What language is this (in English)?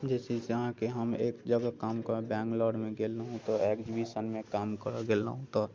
Maithili